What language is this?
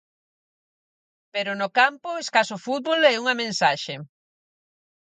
Galician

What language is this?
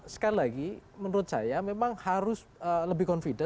Indonesian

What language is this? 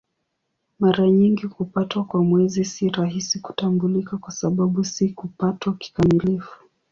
Swahili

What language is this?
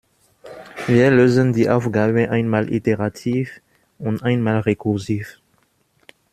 German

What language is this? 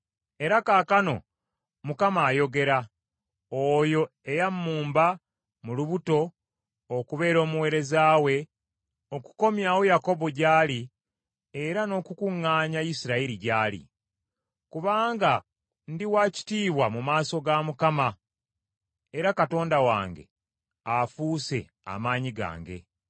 Ganda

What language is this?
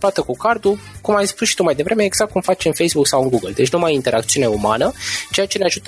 Romanian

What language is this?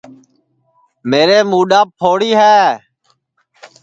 Sansi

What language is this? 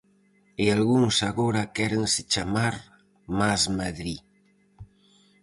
Galician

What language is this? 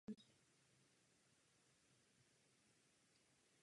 Czech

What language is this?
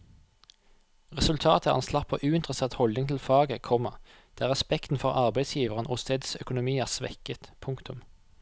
Norwegian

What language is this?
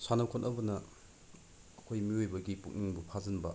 Manipuri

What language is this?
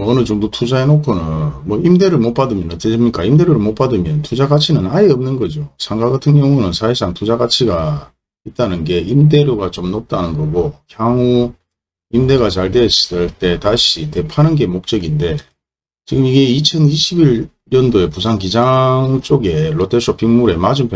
Korean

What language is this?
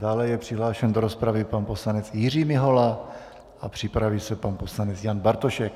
Czech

